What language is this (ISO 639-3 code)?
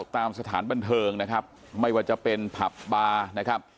tha